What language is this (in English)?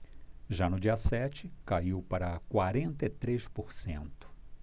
Portuguese